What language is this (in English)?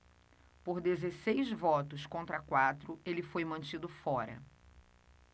Portuguese